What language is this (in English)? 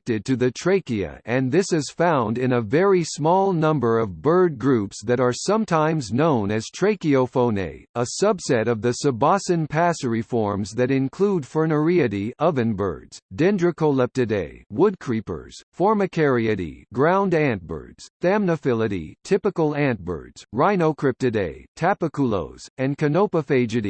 English